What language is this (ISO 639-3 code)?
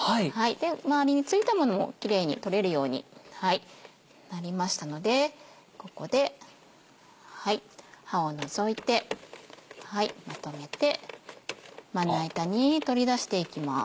jpn